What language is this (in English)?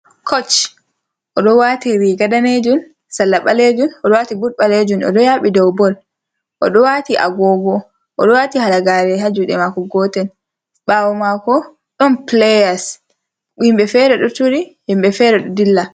Fula